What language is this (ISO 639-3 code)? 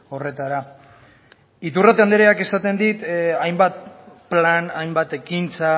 eus